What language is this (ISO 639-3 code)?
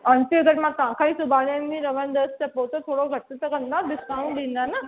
snd